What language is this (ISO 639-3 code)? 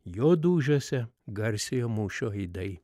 lit